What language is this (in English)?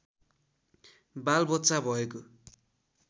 Nepali